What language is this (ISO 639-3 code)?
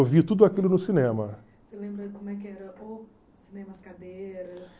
por